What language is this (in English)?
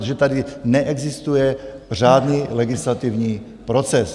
Czech